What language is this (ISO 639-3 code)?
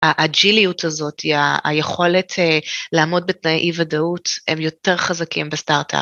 heb